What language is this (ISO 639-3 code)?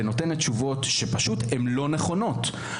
heb